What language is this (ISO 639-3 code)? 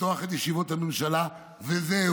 heb